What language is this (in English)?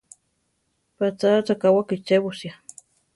Central Tarahumara